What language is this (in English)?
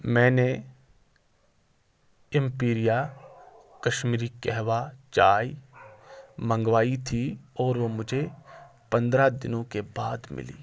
Urdu